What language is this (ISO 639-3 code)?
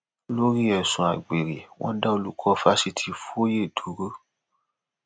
yor